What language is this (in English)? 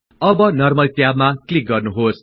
Nepali